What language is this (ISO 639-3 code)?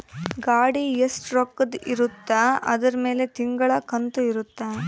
kan